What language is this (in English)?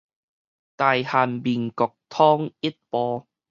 Min Nan Chinese